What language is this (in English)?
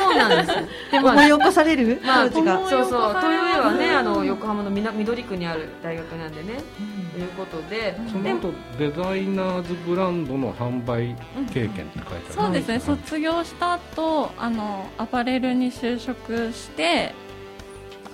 Japanese